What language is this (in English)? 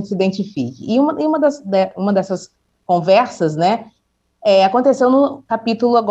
Portuguese